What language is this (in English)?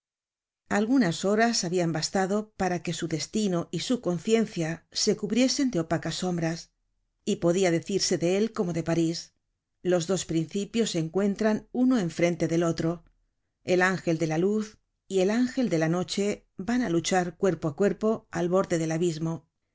Spanish